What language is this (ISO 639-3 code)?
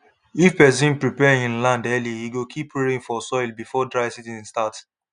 pcm